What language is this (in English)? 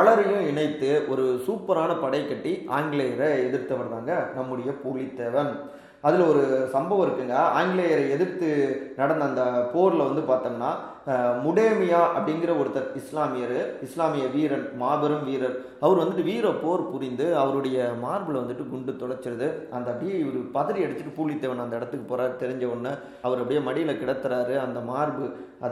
Tamil